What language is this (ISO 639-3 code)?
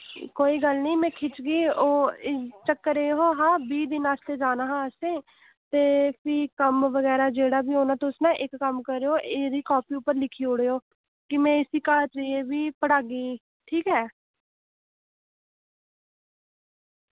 doi